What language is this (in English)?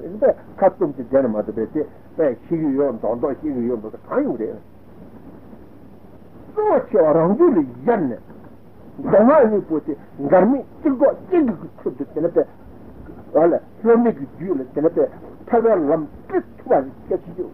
Italian